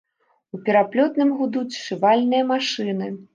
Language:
Belarusian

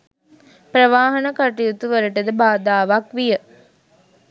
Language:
Sinhala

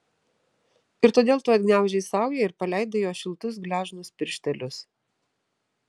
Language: Lithuanian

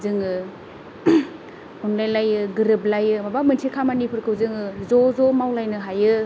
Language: Bodo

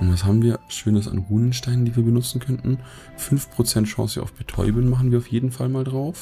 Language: German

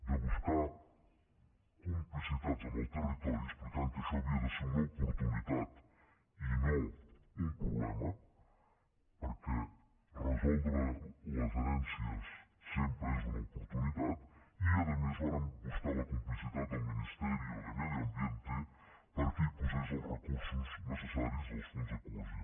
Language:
Catalan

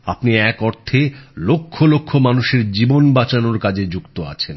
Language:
Bangla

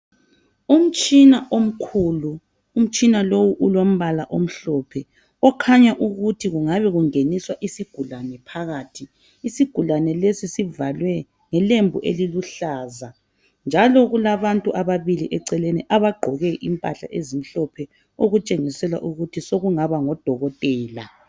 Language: North Ndebele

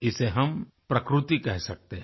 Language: Hindi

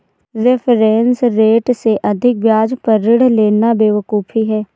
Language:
Hindi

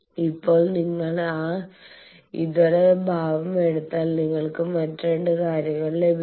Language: Malayalam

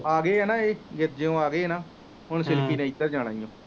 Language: Punjabi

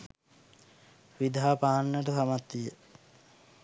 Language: Sinhala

